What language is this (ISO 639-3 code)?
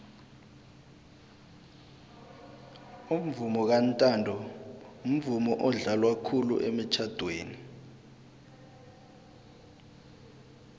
nbl